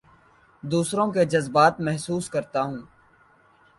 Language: Urdu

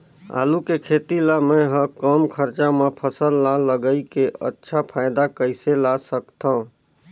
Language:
Chhattisgarhi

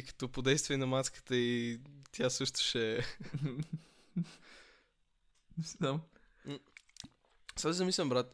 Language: Bulgarian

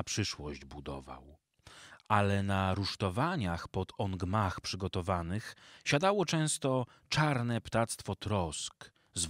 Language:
Polish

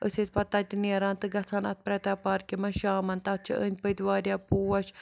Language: Kashmiri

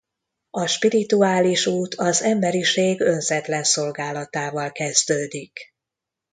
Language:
Hungarian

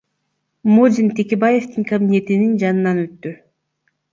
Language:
Kyrgyz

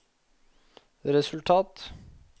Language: Norwegian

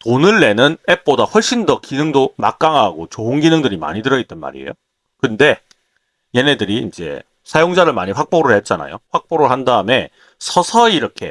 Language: Korean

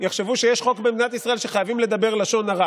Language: Hebrew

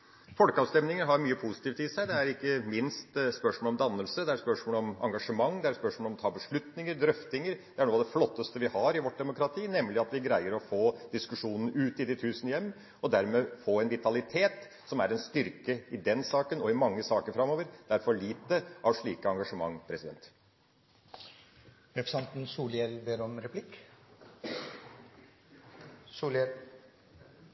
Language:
Norwegian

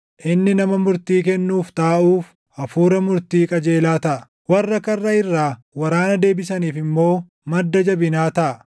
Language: Oromo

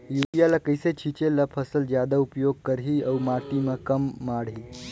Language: Chhattisgarhi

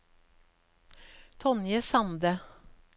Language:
Norwegian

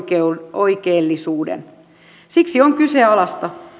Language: Finnish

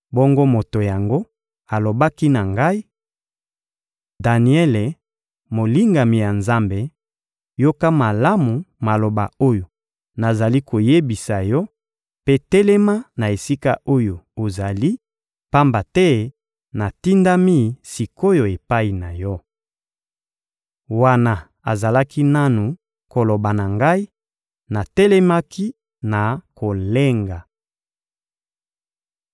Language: Lingala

